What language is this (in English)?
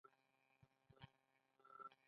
Pashto